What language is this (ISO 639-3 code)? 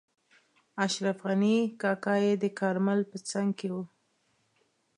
pus